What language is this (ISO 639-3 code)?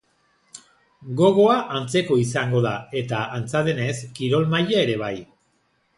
eus